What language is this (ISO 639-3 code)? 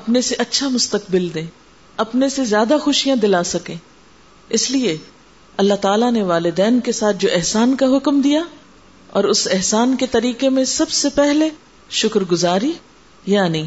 urd